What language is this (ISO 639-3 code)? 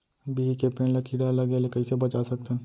hne